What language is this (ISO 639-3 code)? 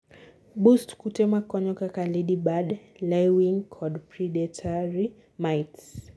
luo